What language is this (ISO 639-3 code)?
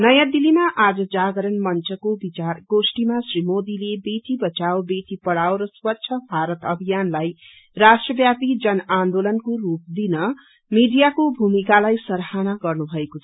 nep